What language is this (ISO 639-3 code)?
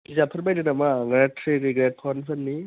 brx